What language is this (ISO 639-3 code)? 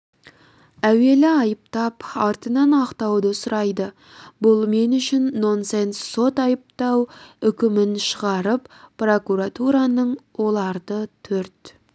kaz